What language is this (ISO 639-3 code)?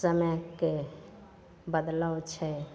mai